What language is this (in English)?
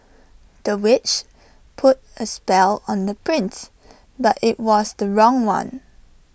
English